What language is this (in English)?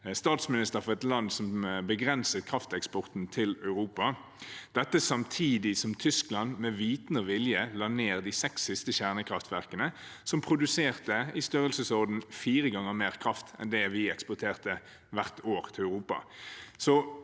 Norwegian